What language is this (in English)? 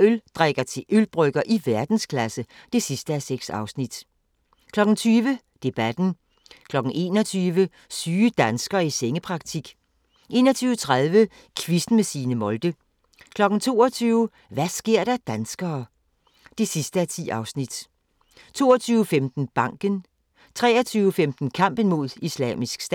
Danish